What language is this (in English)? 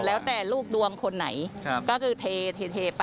Thai